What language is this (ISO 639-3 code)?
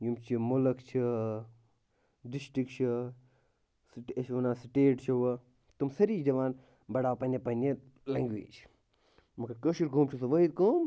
kas